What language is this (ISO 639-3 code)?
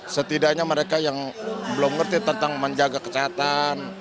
ind